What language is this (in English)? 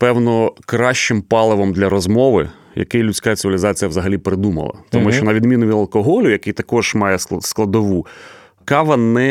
Ukrainian